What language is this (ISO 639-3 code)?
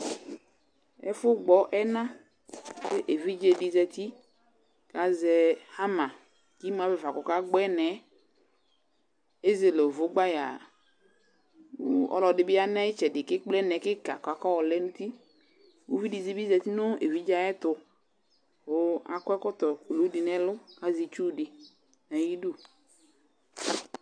kpo